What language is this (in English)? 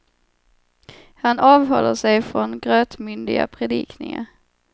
Swedish